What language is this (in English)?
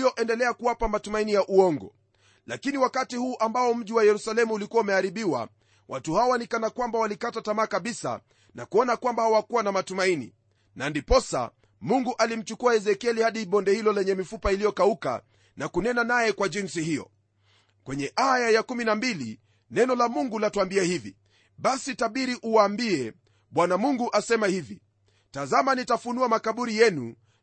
Swahili